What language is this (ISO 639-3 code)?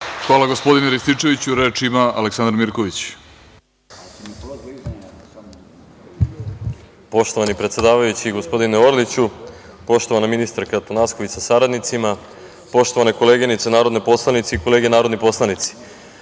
srp